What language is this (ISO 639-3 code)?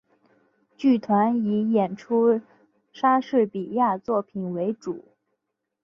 zho